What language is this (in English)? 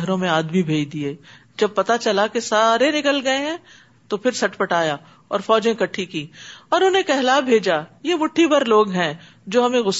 Urdu